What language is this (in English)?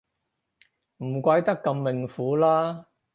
Cantonese